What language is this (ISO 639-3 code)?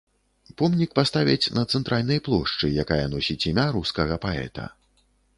bel